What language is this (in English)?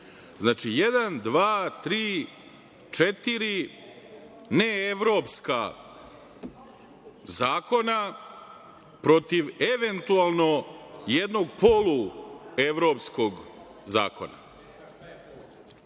Serbian